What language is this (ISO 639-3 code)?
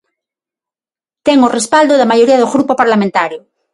glg